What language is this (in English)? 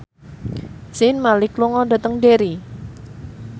Javanese